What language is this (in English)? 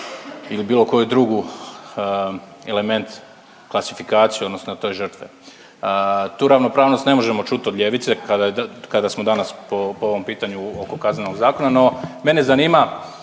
Croatian